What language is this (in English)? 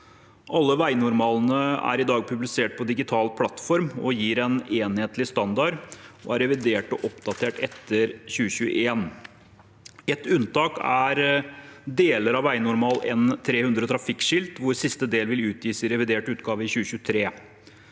Norwegian